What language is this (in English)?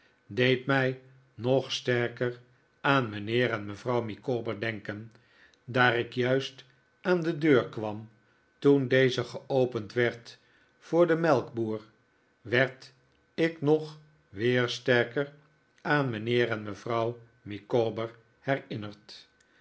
Dutch